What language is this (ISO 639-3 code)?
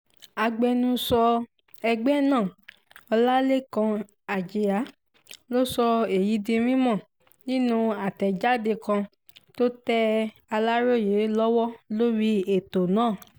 yor